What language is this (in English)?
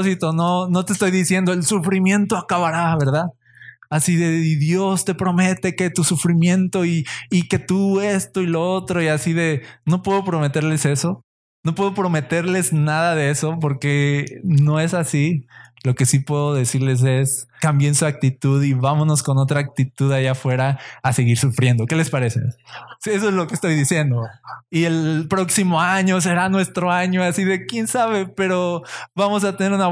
Spanish